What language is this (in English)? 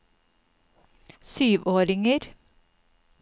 Norwegian